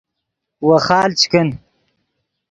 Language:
Yidgha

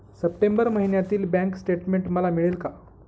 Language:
Marathi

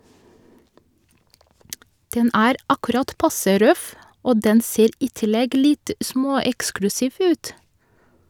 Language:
Norwegian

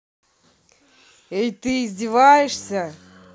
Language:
Russian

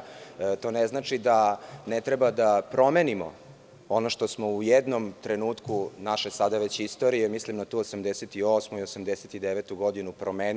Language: Serbian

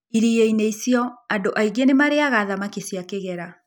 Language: Kikuyu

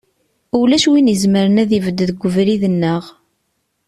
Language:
Kabyle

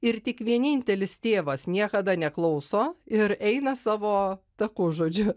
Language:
Lithuanian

